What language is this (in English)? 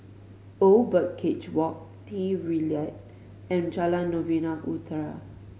English